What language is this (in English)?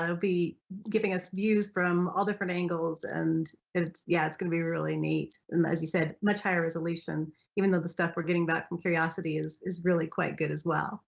English